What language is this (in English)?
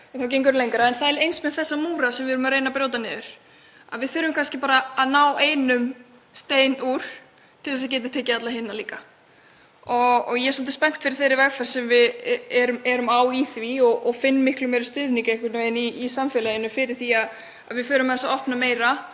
Icelandic